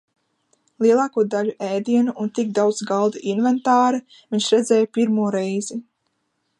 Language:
Latvian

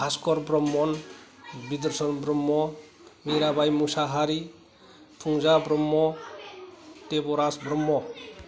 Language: Bodo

